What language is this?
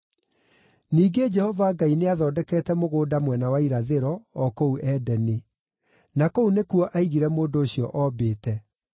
Kikuyu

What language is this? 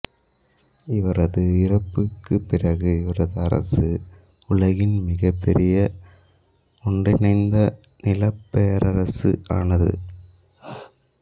Tamil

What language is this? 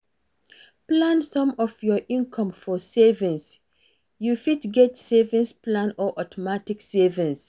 Nigerian Pidgin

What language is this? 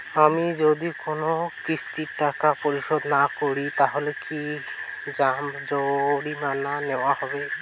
Bangla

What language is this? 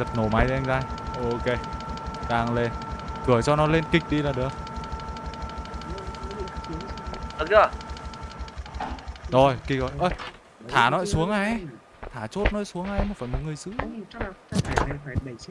Vietnamese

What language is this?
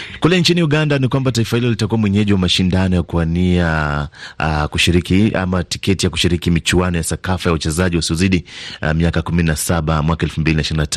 Swahili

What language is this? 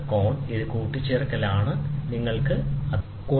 Malayalam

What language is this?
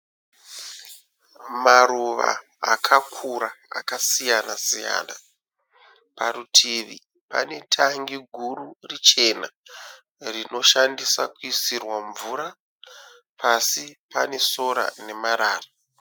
Shona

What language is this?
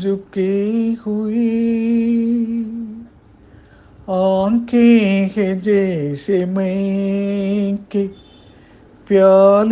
Tamil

